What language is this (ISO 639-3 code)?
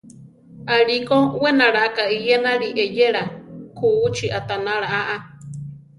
tar